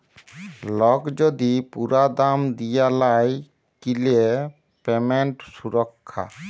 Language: Bangla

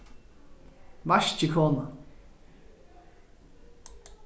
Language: Faroese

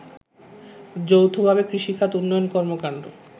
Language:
Bangla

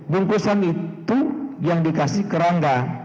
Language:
Indonesian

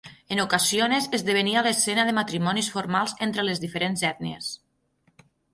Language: Catalan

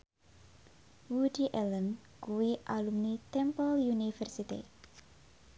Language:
Javanese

